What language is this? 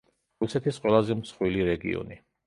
Georgian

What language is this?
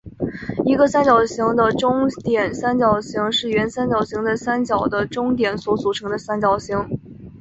Chinese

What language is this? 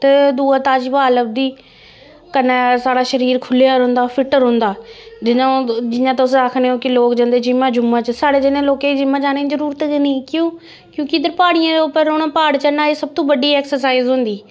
Dogri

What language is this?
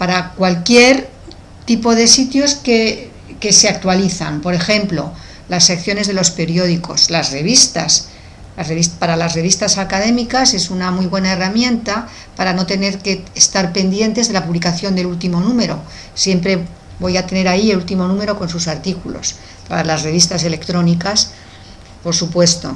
Spanish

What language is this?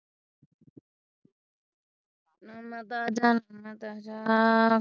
Punjabi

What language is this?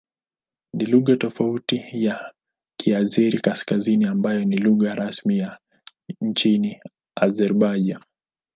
Swahili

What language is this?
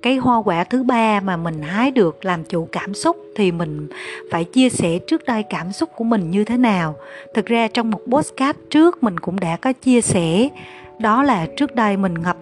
Vietnamese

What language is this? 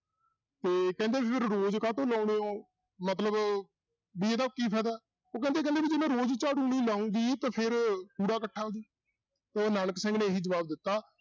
Punjabi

